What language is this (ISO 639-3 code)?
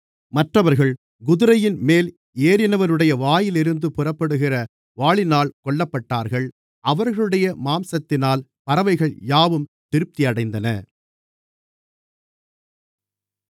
tam